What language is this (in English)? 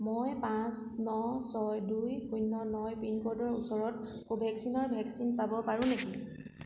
Assamese